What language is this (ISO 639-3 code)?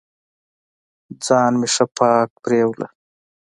pus